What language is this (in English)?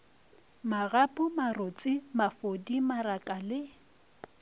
Northern Sotho